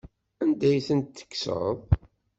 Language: Kabyle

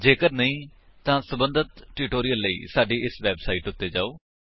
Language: Punjabi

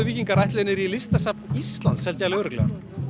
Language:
Icelandic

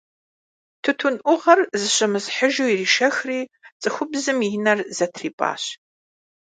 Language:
Kabardian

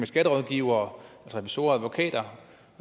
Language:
Danish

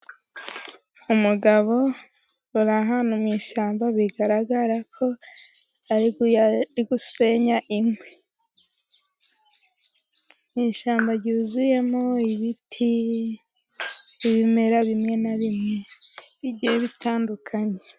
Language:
Kinyarwanda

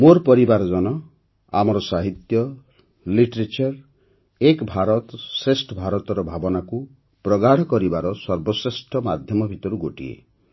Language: Odia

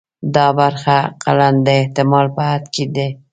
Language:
Pashto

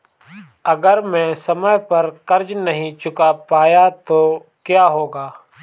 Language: Hindi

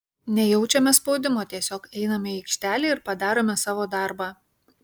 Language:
Lithuanian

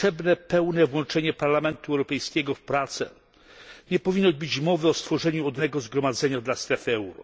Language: Polish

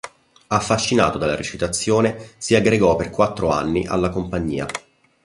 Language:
Italian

